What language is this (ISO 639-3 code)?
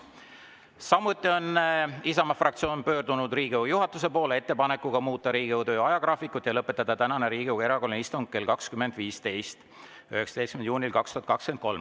est